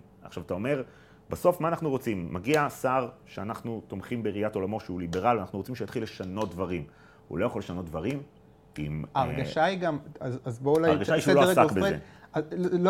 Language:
Hebrew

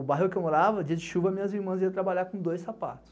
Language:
Portuguese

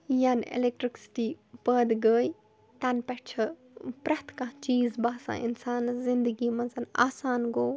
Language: Kashmiri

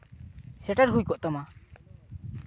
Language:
Santali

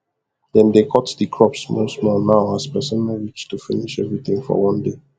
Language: Nigerian Pidgin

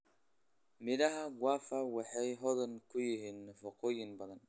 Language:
Somali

